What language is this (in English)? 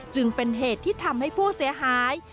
Thai